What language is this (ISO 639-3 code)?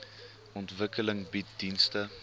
afr